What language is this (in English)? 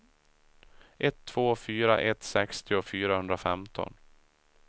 Swedish